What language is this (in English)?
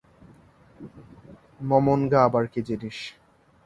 Bangla